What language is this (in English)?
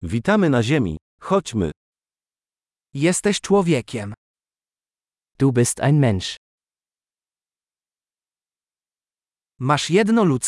Polish